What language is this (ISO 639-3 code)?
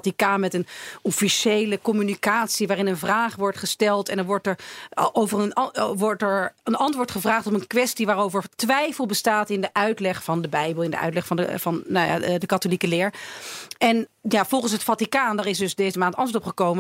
nld